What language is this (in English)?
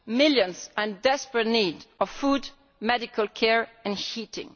English